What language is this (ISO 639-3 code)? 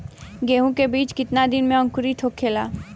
bho